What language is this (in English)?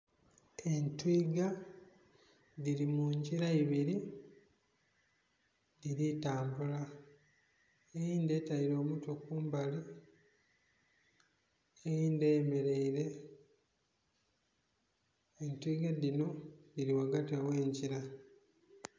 Soga